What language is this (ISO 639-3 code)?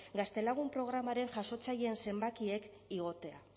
eus